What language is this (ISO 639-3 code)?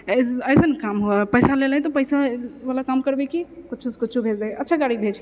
mai